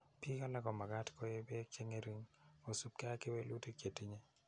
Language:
Kalenjin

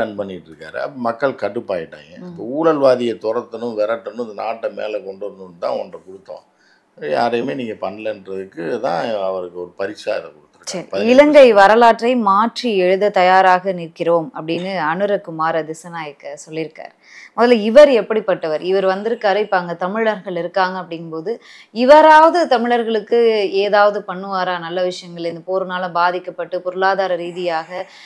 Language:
Korean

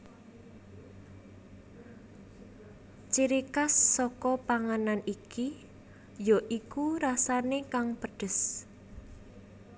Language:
Javanese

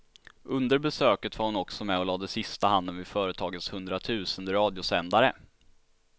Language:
Swedish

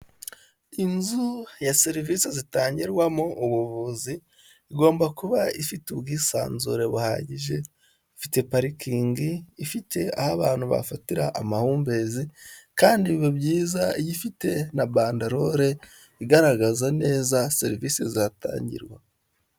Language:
Kinyarwanda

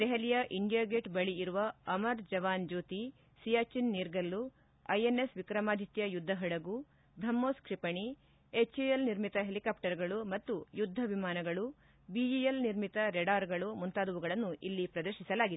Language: Kannada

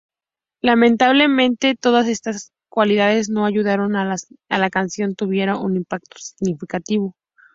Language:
Spanish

